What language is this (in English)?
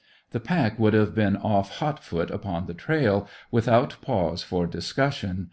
English